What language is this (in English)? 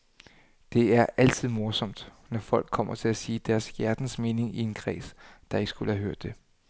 Danish